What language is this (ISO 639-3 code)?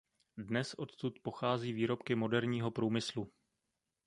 ces